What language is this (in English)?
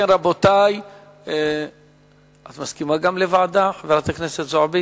Hebrew